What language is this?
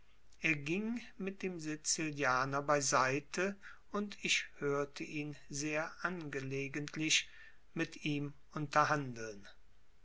German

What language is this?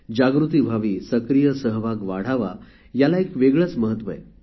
Marathi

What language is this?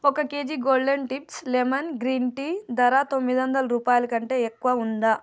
Telugu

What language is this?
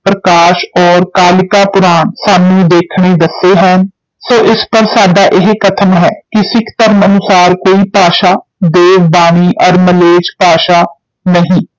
Punjabi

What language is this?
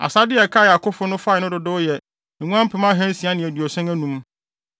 Akan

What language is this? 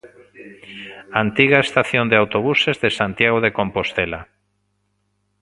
Galician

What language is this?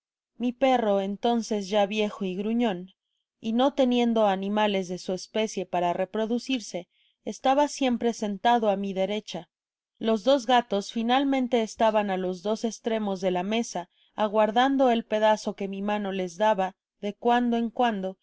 Spanish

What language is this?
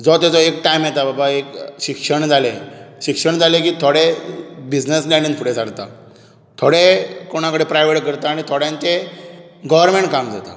Konkani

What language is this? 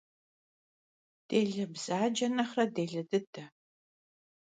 Kabardian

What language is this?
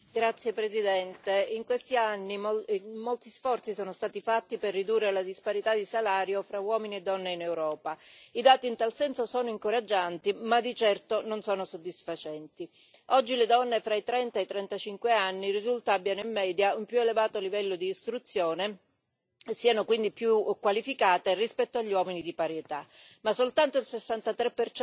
Italian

